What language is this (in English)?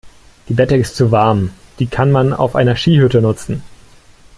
German